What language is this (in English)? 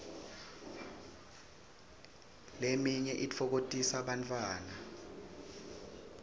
Swati